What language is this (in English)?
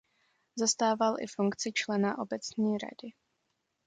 Czech